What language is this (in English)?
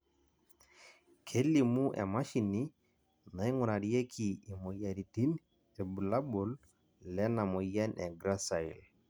Masai